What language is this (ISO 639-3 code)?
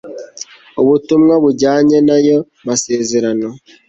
kin